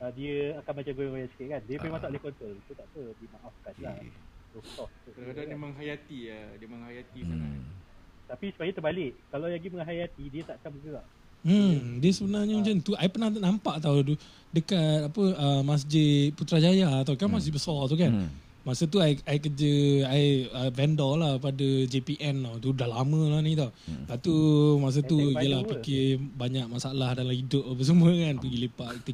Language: Malay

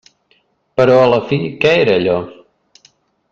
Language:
Catalan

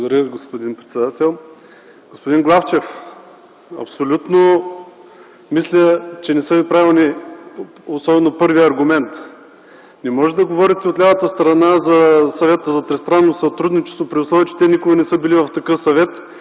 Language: Bulgarian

